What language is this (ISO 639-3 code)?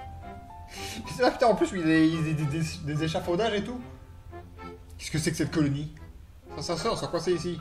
fra